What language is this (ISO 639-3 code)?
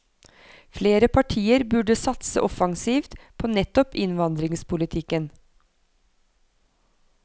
nor